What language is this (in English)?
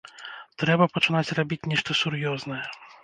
Belarusian